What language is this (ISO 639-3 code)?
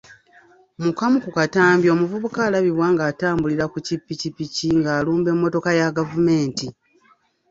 lug